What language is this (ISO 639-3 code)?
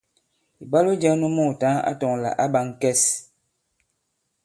abb